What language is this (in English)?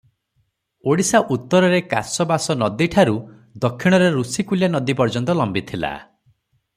Odia